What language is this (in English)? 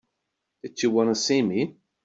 English